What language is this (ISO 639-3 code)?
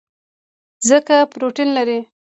pus